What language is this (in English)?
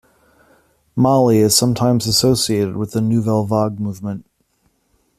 English